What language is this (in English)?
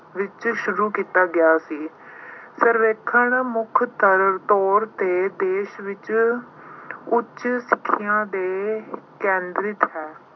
Punjabi